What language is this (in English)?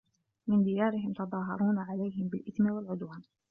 Arabic